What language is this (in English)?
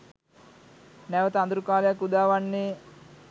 Sinhala